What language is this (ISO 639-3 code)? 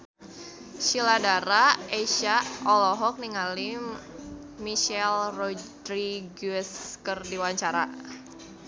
sun